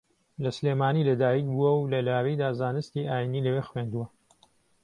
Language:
Central Kurdish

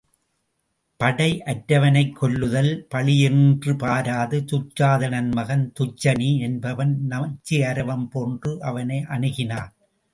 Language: Tamil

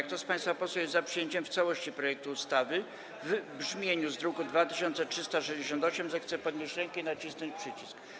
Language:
Polish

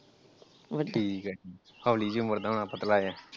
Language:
Punjabi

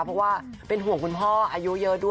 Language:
Thai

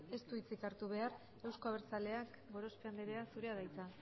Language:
Basque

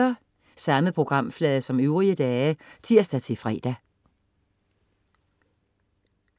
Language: Danish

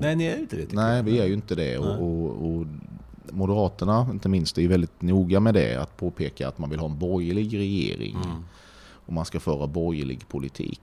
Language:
Swedish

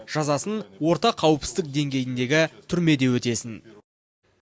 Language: Kazakh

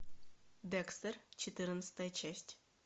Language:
Russian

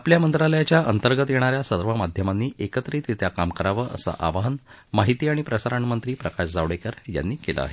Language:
Marathi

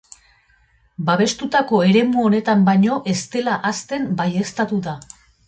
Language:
Basque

